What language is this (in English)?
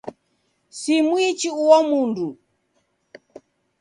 Taita